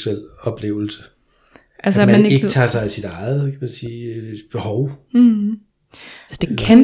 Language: Danish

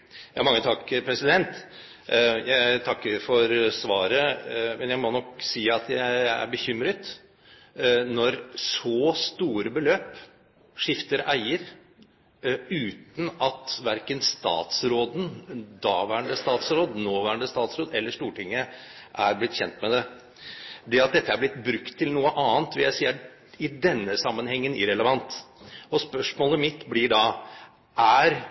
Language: Norwegian Bokmål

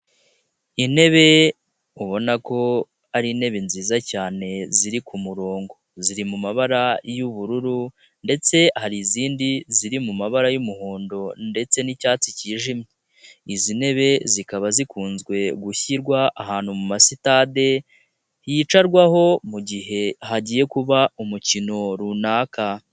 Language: Kinyarwanda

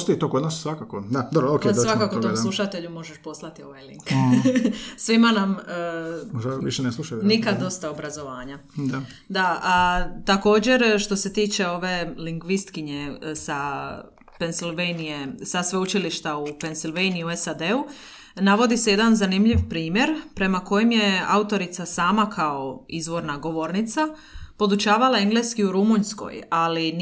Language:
Croatian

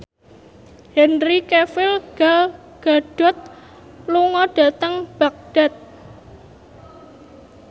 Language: Javanese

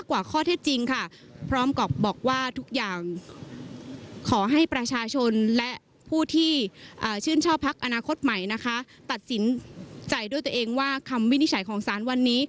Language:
Thai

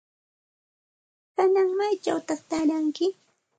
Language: Santa Ana de Tusi Pasco Quechua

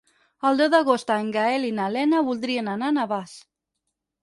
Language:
Catalan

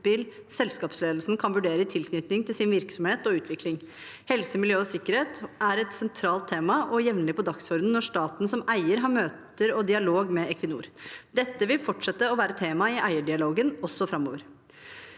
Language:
Norwegian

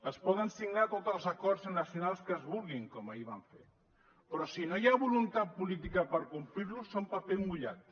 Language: Catalan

